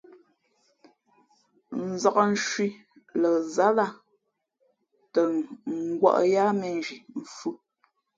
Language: Fe'fe'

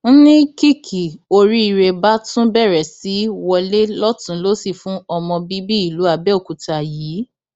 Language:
Yoruba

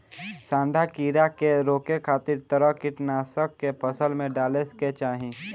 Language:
Bhojpuri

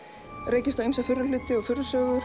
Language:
Icelandic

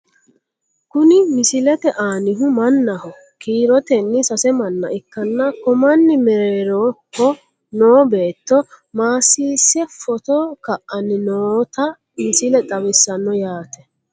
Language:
Sidamo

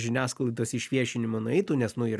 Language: Lithuanian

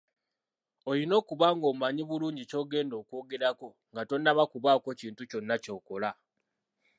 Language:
Ganda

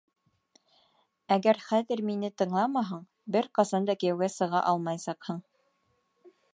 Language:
Bashkir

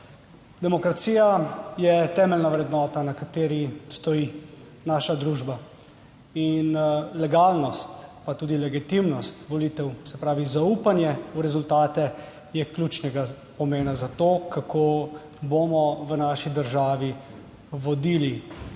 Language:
Slovenian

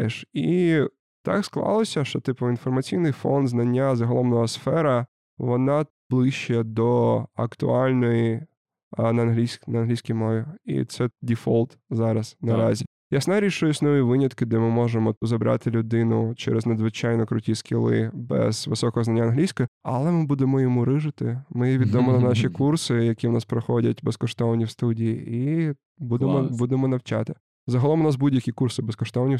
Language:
Ukrainian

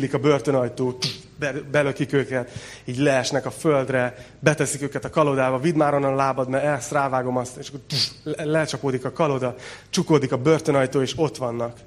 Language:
Hungarian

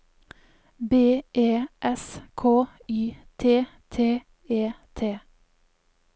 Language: Norwegian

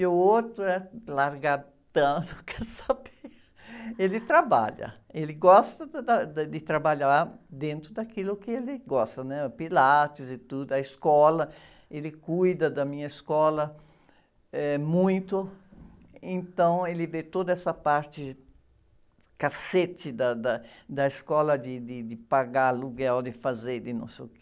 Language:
Portuguese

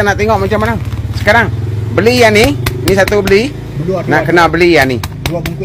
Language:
Malay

